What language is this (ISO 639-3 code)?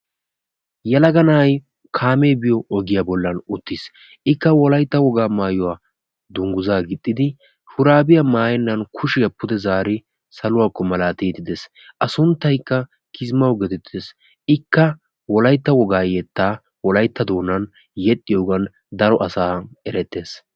wal